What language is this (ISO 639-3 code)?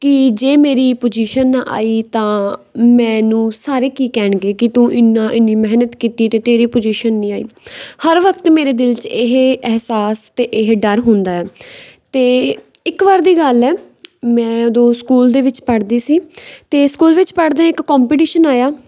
pan